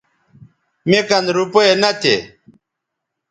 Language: Bateri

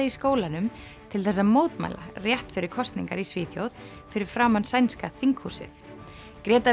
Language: Icelandic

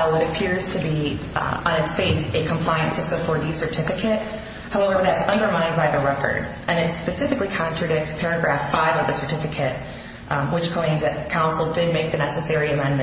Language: English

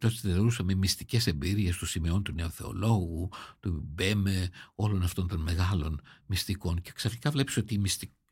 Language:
Greek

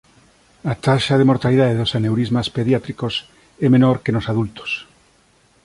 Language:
Galician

